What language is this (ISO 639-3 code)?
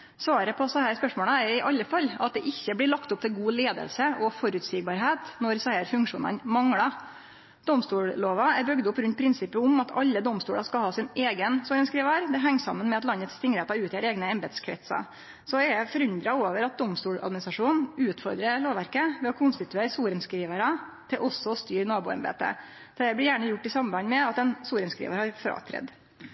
nno